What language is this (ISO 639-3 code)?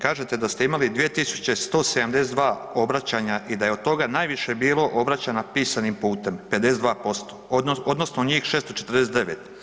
hrv